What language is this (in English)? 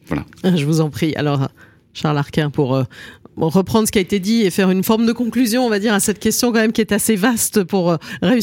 French